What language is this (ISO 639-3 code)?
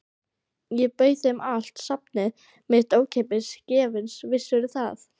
isl